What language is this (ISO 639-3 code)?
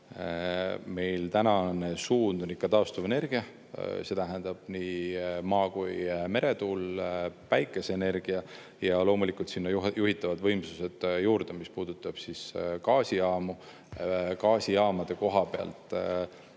est